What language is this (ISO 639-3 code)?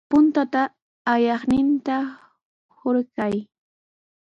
qws